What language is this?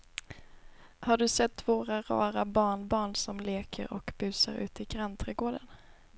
Swedish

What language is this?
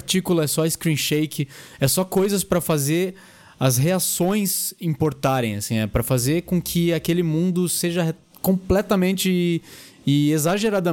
Portuguese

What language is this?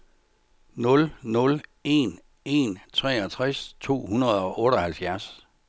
Danish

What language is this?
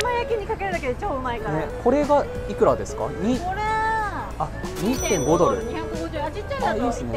Japanese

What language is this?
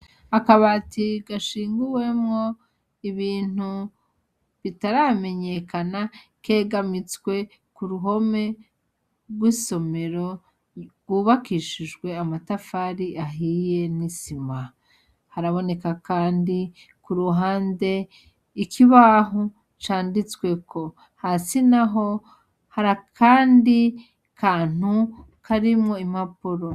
Rundi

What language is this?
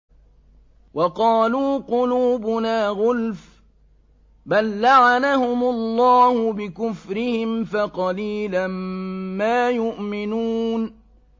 Arabic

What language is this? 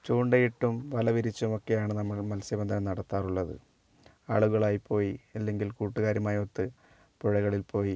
Malayalam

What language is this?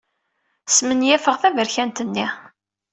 Kabyle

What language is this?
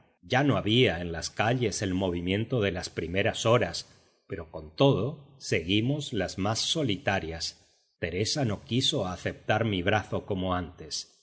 Spanish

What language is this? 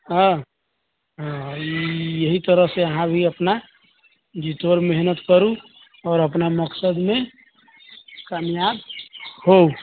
Maithili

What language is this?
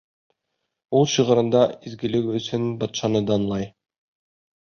Bashkir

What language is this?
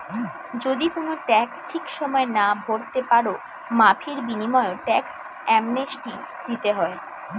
Bangla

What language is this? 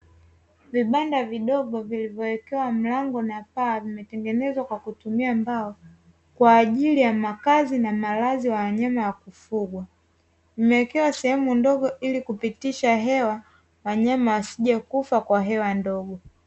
Swahili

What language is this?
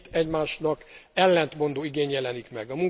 Hungarian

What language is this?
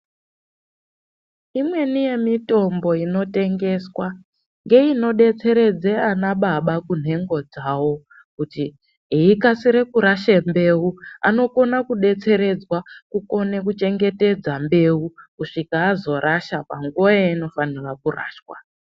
Ndau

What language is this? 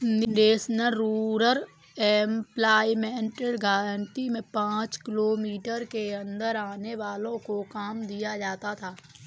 Hindi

